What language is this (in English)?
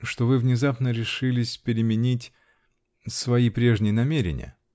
Russian